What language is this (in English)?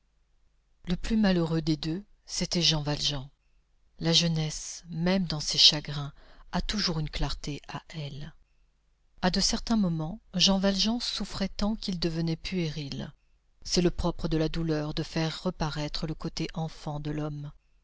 French